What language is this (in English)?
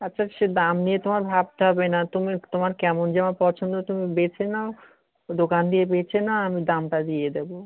Bangla